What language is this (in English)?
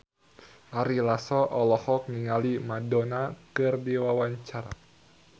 Sundanese